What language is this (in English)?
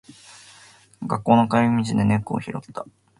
Japanese